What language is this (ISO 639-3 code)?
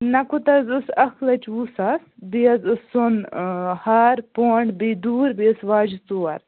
kas